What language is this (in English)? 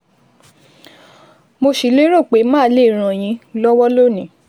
Yoruba